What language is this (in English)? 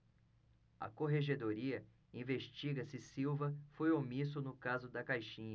Portuguese